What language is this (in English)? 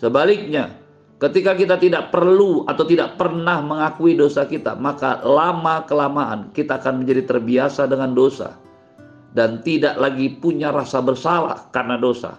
Indonesian